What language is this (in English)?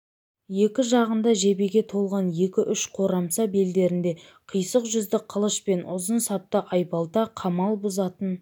Kazakh